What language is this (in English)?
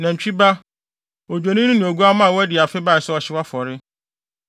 Akan